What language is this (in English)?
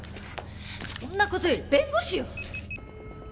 Japanese